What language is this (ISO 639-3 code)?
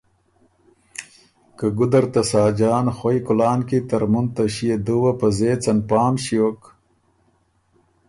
oru